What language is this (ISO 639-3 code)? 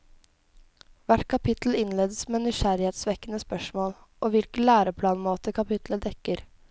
nor